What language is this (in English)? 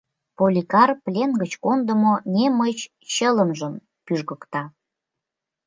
Mari